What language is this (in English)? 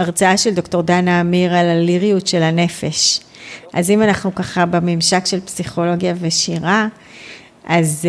Hebrew